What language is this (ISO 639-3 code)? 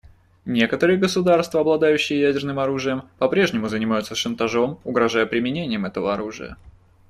rus